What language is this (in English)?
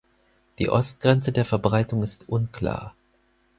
German